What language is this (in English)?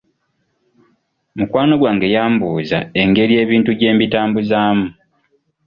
Ganda